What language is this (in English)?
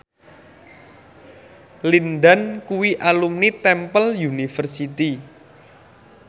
Javanese